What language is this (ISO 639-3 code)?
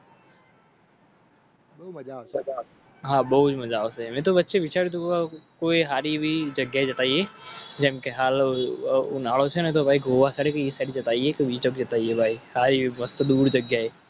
guj